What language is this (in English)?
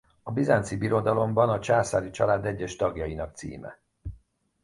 Hungarian